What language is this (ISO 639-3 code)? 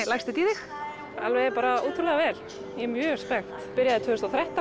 isl